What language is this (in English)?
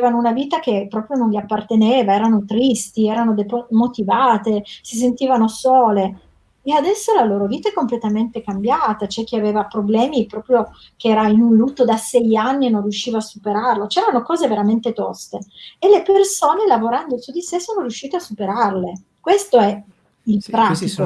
Italian